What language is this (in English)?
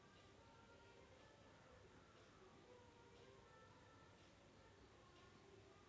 Kannada